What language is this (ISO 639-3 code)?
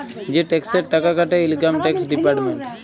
ben